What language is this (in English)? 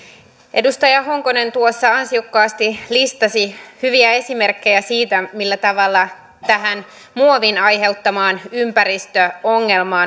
Finnish